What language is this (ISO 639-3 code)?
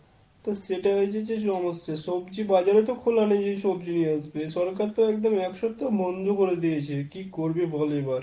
ben